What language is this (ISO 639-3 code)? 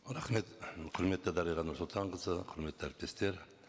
kaz